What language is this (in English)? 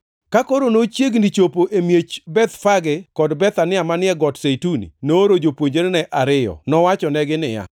Luo (Kenya and Tanzania)